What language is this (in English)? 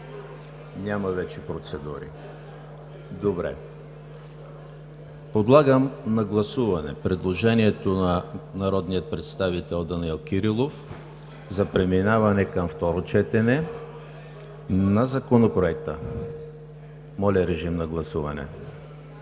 Bulgarian